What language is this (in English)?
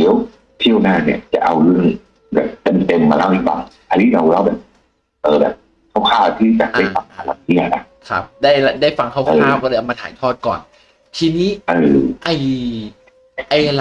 Thai